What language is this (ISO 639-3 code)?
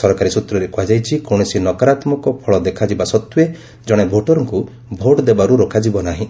ori